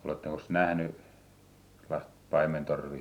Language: Finnish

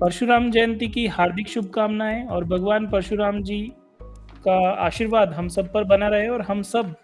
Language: Hindi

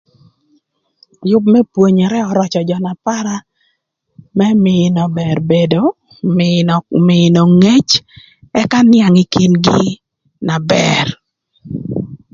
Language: Thur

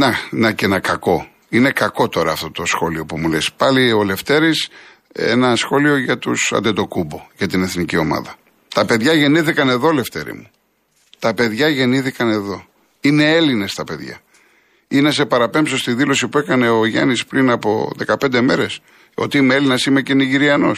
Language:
Greek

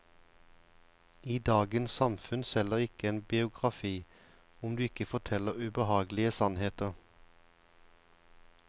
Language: Norwegian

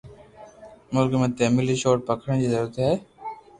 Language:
Loarki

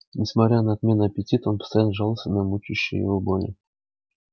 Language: Russian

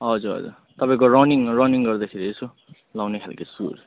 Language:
Nepali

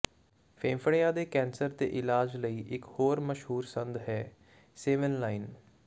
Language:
Punjabi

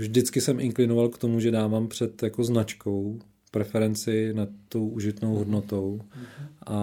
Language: Czech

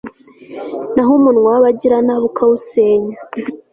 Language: Kinyarwanda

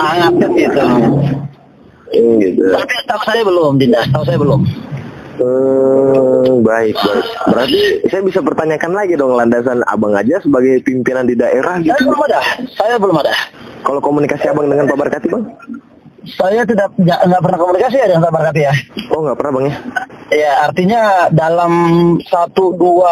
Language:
Indonesian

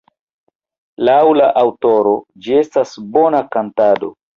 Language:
Esperanto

